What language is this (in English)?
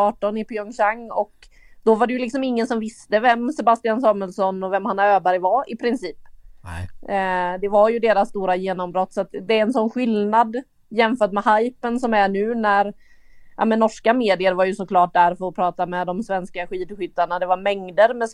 Swedish